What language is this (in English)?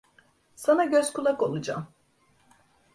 Turkish